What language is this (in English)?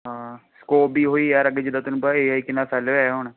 Punjabi